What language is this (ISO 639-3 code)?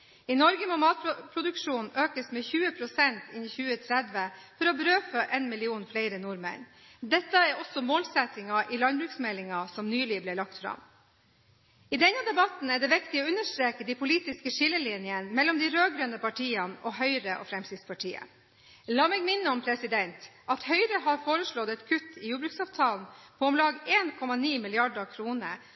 nob